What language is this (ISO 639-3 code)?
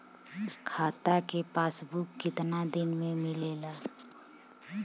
bho